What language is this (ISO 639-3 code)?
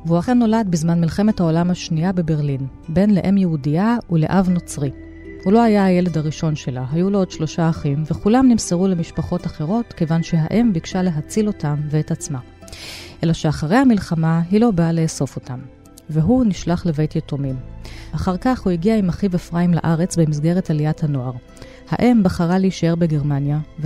heb